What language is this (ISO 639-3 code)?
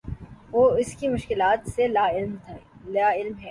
urd